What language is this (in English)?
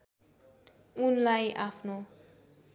Nepali